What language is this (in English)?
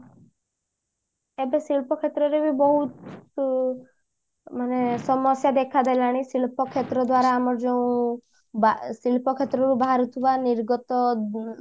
Odia